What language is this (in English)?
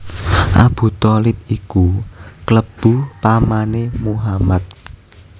Javanese